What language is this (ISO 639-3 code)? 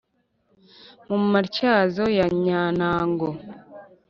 kin